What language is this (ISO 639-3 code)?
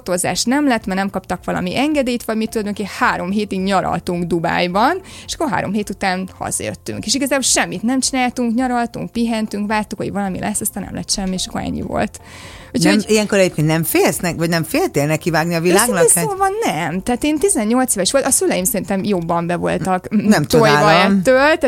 hun